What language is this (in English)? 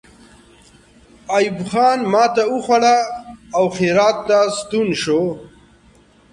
Pashto